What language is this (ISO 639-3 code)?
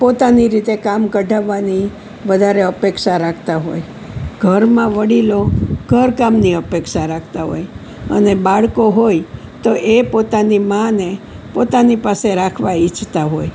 guj